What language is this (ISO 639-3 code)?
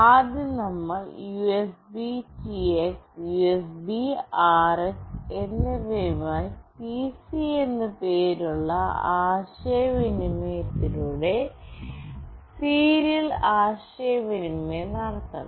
mal